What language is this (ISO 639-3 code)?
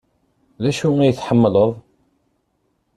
kab